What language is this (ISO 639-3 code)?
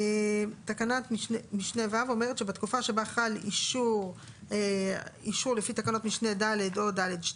heb